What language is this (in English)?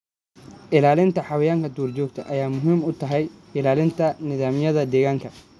Somali